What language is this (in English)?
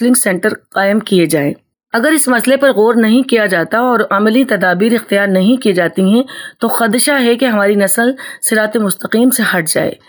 Urdu